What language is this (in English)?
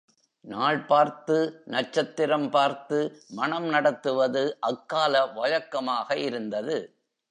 Tamil